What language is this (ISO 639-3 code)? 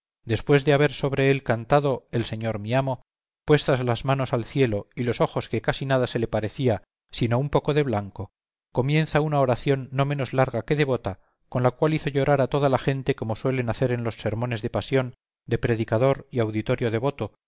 spa